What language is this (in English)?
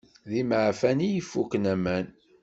Kabyle